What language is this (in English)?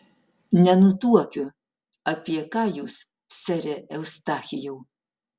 Lithuanian